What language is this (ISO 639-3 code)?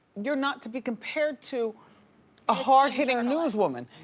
eng